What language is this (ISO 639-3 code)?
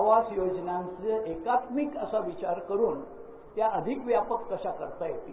mar